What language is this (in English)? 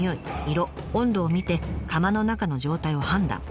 Japanese